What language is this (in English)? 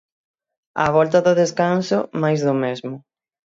Galician